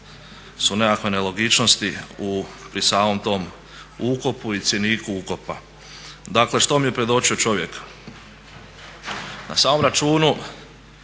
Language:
Croatian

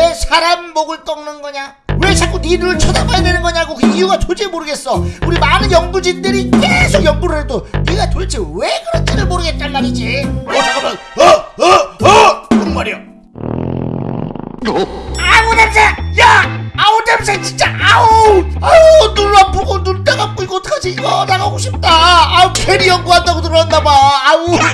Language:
Korean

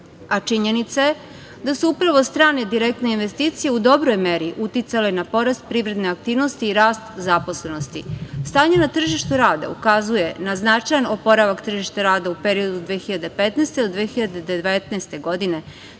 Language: Serbian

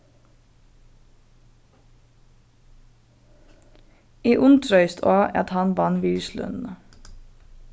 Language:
Faroese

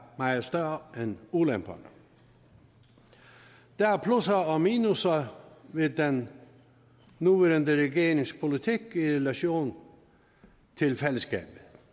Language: Danish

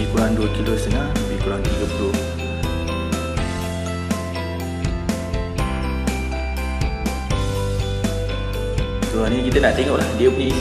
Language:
Malay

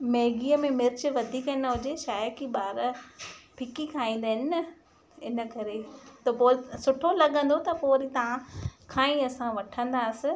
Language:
Sindhi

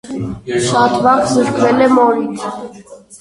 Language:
Armenian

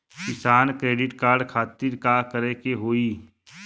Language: Bhojpuri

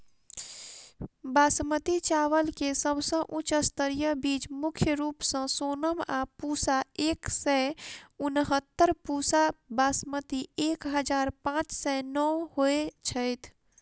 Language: Maithili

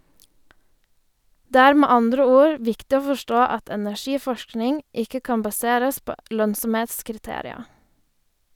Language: Norwegian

